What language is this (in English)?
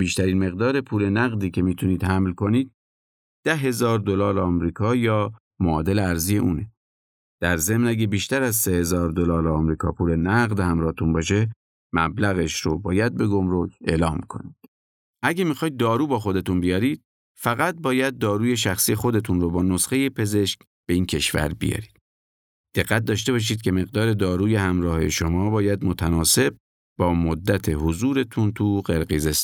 Persian